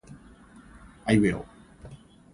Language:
Japanese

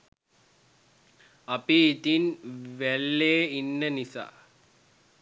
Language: Sinhala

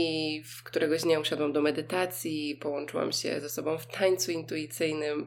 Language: Polish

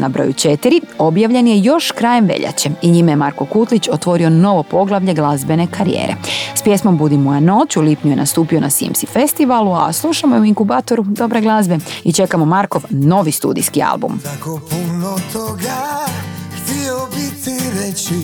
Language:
Croatian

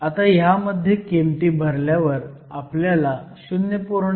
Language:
Marathi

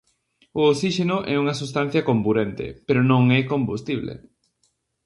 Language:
Galician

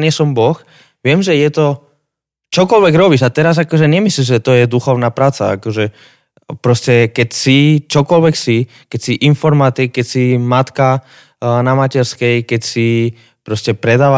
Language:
Slovak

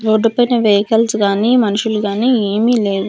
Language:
Telugu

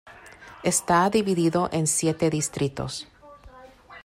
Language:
Spanish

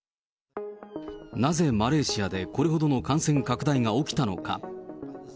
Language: Japanese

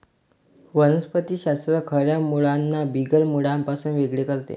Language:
Marathi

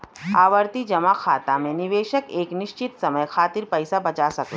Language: Bhojpuri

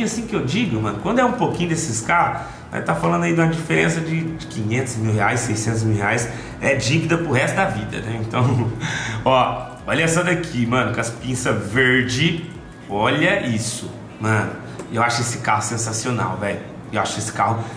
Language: Portuguese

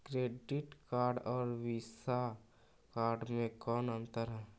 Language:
Magahi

